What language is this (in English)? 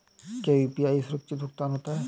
Hindi